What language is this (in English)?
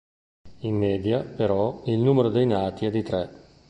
Italian